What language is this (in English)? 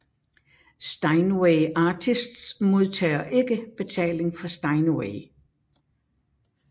Danish